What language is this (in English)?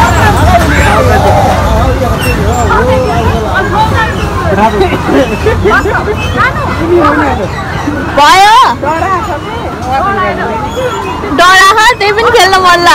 Korean